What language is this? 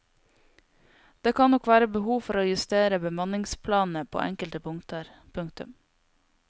Norwegian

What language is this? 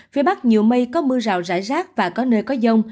Vietnamese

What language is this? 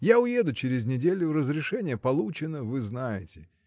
Russian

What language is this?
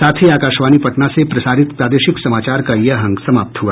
Hindi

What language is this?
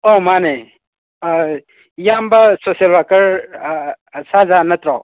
Manipuri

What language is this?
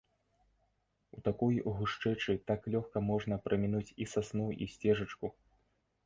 Belarusian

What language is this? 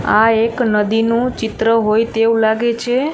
Gujarati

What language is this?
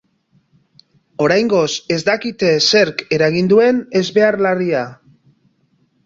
Basque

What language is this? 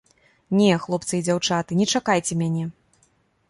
Belarusian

